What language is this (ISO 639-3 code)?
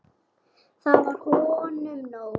isl